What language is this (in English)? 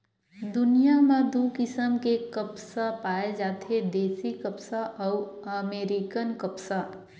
Chhattisgarhi